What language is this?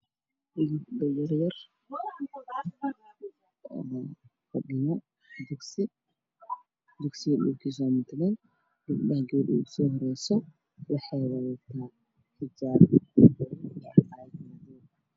Somali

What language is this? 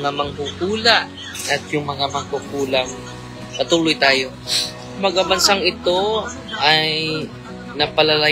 Filipino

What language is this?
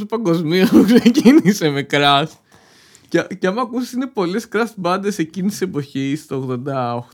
Greek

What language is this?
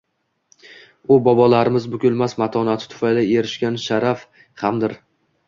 Uzbek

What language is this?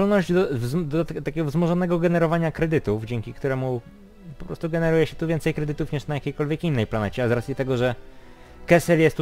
Polish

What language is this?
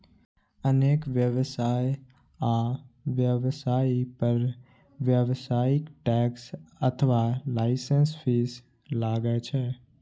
Maithili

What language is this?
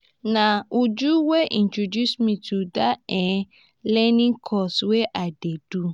Nigerian Pidgin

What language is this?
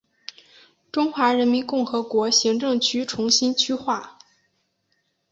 Chinese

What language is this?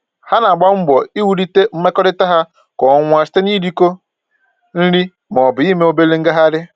Igbo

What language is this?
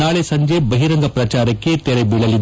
Kannada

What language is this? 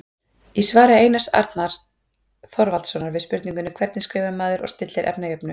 Icelandic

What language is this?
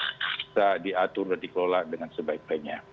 Indonesian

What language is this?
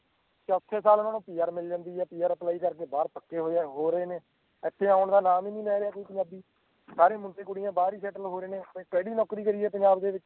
Punjabi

